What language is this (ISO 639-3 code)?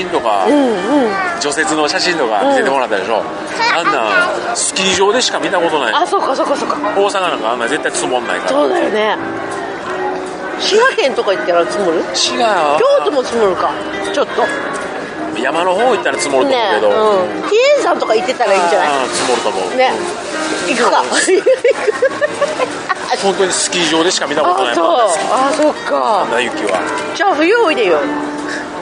jpn